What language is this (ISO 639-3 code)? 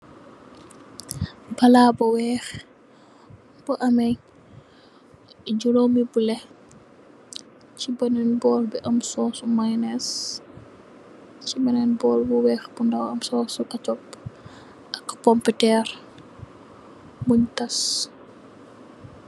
wol